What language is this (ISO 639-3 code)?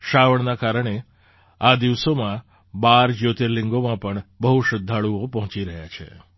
guj